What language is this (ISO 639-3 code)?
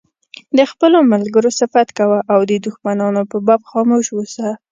pus